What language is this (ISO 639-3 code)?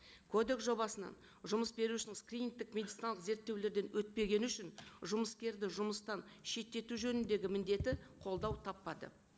kaz